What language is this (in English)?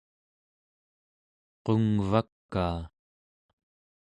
Central Yupik